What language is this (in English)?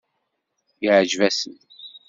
Kabyle